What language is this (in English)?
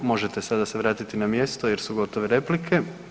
Croatian